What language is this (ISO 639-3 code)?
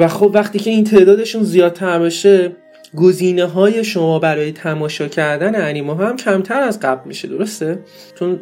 fas